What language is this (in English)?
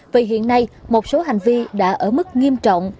Vietnamese